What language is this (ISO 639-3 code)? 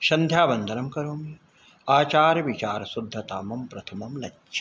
san